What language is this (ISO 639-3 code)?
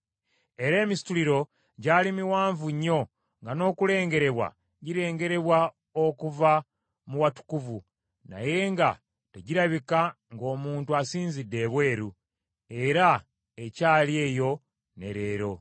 lug